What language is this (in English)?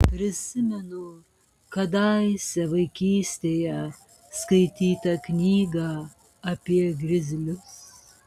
Lithuanian